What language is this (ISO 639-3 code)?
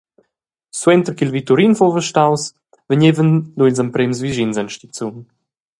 roh